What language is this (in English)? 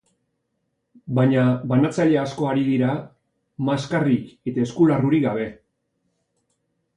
Basque